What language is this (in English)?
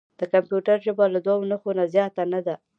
Pashto